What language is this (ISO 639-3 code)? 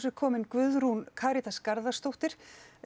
isl